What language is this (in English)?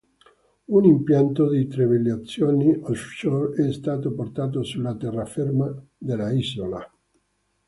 Italian